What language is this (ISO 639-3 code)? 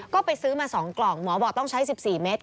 tha